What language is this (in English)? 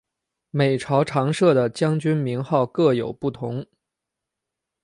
Chinese